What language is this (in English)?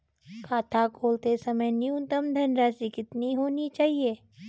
Hindi